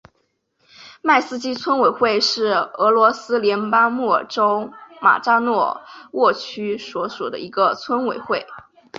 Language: Chinese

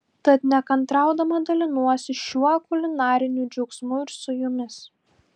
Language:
Lithuanian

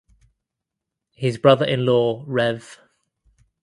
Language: English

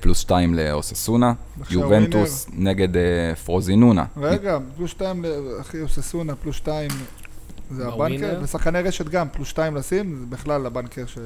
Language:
Hebrew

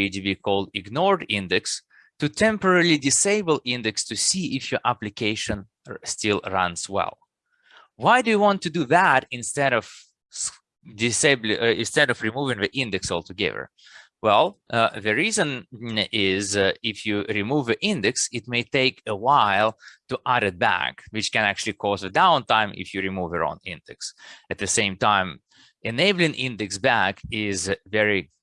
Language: English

